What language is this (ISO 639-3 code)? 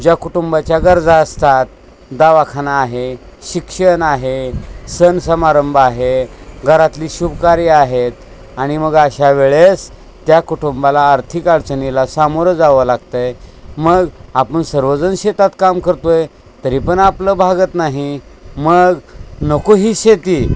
mar